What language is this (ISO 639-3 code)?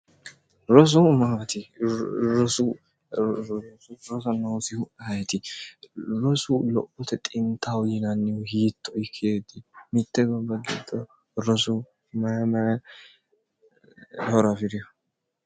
sid